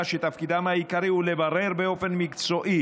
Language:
Hebrew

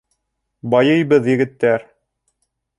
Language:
Bashkir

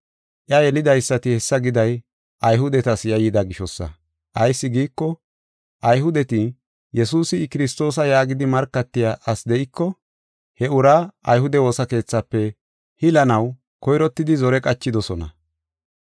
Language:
Gofa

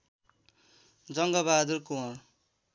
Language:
Nepali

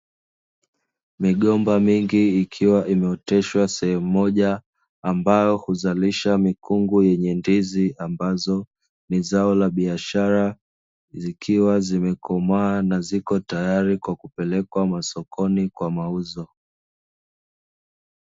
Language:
Swahili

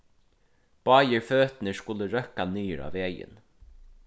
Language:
Faroese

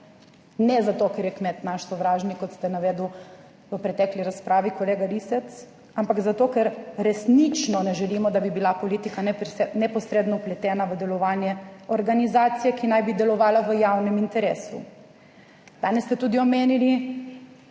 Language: Slovenian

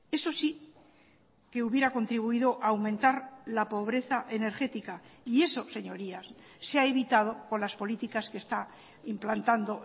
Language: Spanish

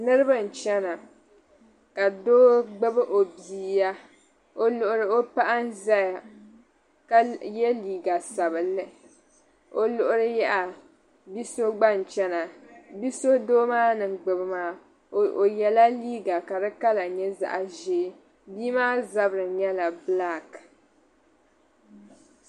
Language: Dagbani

